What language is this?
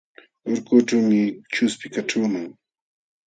Jauja Wanca Quechua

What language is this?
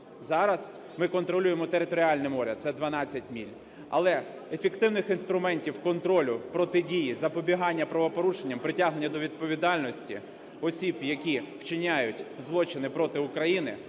Ukrainian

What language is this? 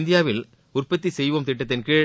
Tamil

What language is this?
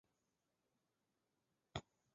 Chinese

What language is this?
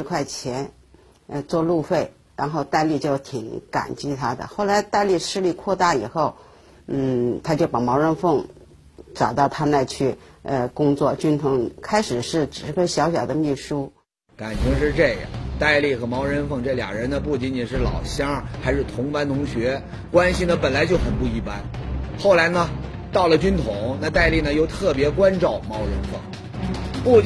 Chinese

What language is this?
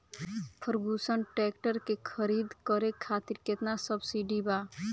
Bhojpuri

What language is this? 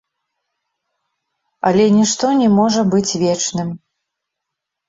Belarusian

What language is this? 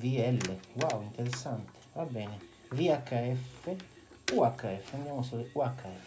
Italian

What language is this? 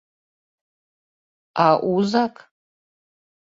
Mari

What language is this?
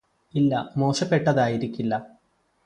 Malayalam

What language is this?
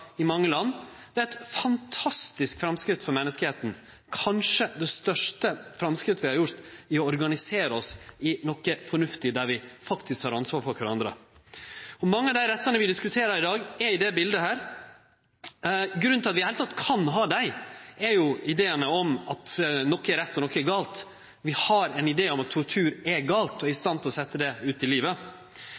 Norwegian Nynorsk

